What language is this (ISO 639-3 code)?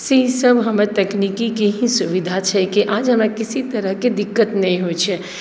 mai